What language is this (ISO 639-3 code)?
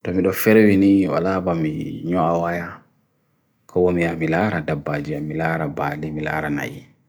fui